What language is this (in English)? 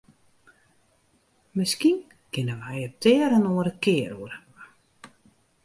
Western Frisian